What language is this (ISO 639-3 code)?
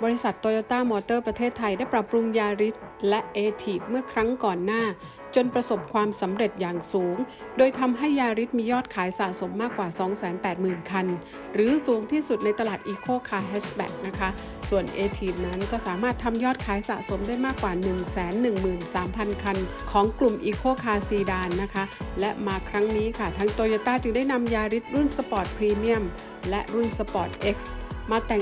tha